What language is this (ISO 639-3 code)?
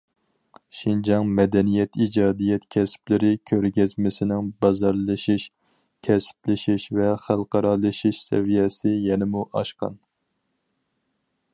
uig